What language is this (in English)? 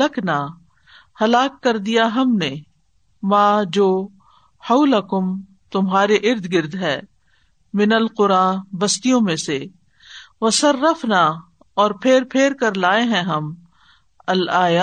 Urdu